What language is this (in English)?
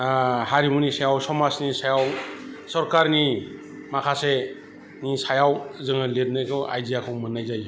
Bodo